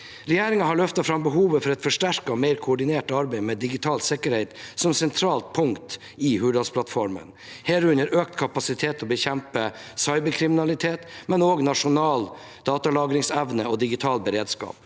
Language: Norwegian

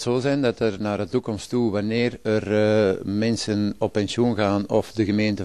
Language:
Dutch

